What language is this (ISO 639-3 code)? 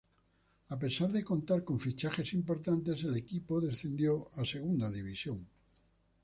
spa